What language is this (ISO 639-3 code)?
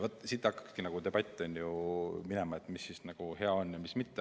est